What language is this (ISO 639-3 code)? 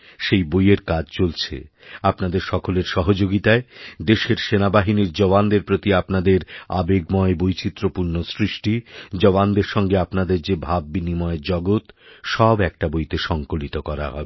ben